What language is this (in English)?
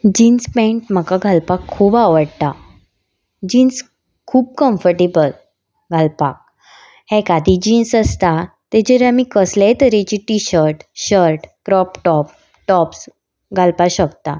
Konkani